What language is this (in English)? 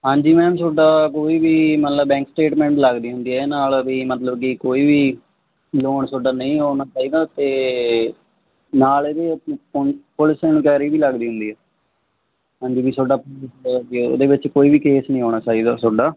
Punjabi